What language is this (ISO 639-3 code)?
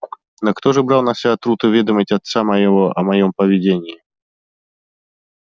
rus